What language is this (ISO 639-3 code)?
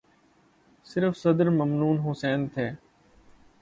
urd